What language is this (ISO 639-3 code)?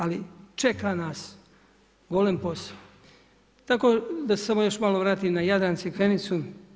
hrv